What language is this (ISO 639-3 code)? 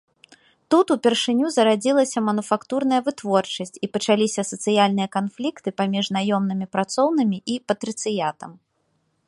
bel